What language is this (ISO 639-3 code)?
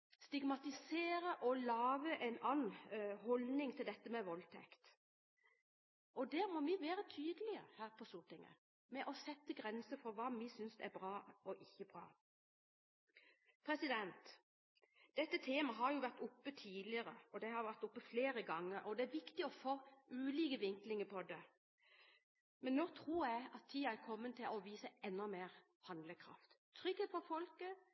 nob